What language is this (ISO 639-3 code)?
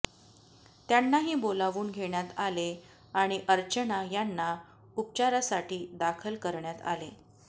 mar